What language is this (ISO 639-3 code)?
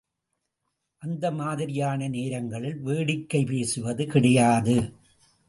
tam